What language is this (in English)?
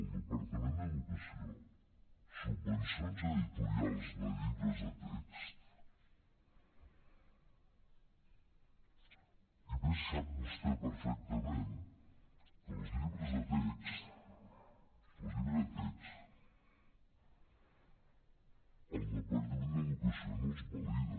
Catalan